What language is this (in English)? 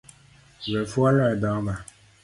Luo (Kenya and Tanzania)